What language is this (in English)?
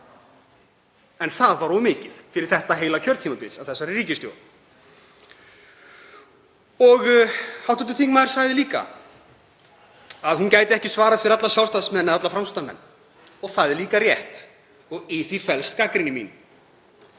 Icelandic